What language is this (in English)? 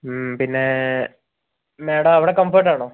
Malayalam